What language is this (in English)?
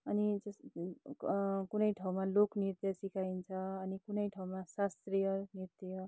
Nepali